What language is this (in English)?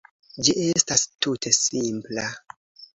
Esperanto